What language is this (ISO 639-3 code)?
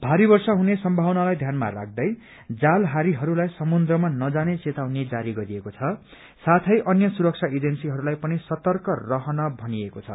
nep